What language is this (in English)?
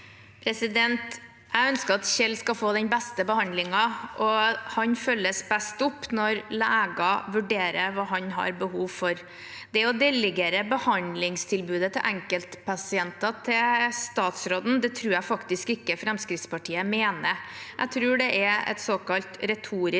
Norwegian